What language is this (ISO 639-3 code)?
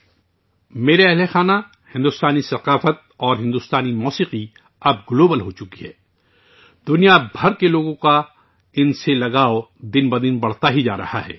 urd